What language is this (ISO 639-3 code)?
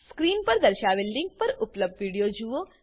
guj